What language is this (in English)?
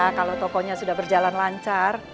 Indonesian